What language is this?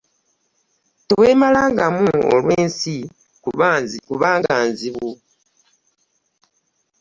Ganda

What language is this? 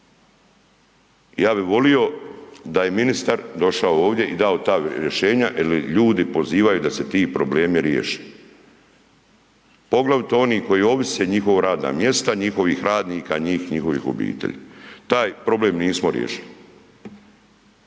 Croatian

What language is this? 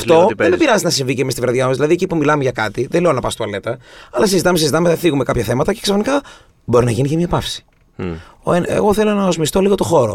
Greek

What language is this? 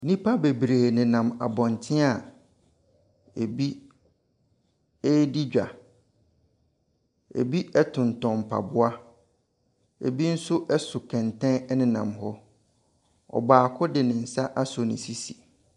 Akan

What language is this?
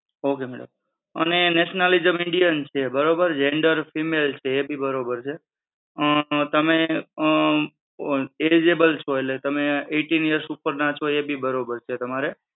Gujarati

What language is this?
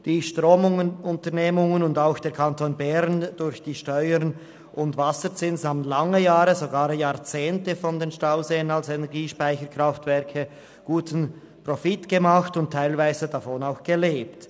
Swiss German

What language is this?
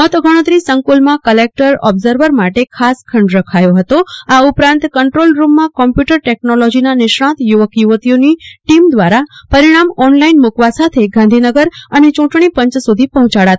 Gujarati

